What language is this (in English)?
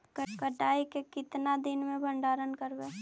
Magahi